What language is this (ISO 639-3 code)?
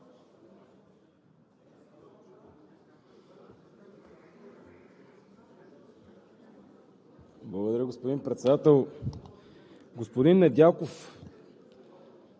bul